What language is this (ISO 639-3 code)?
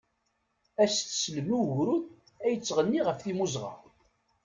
kab